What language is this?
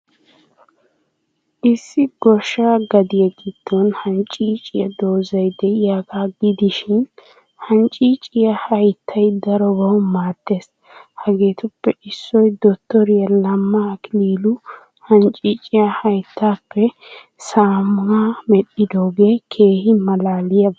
Wolaytta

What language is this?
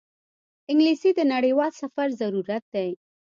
Pashto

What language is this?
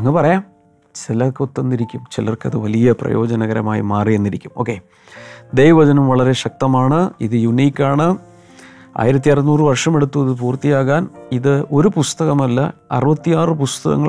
Malayalam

